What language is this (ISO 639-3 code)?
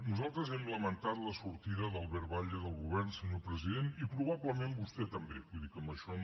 cat